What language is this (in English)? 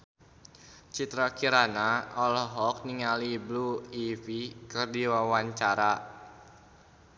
Sundanese